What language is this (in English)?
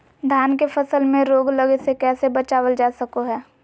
Magahi